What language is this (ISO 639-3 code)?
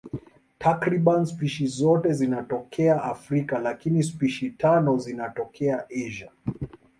swa